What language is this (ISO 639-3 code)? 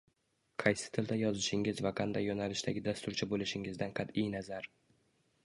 uzb